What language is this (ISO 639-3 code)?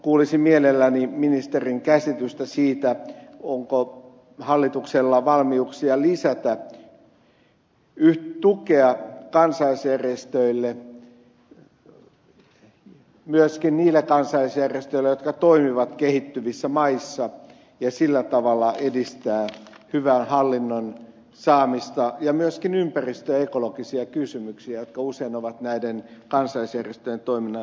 fin